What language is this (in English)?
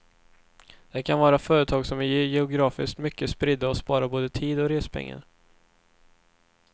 Swedish